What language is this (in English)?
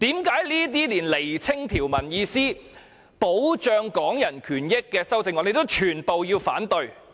Cantonese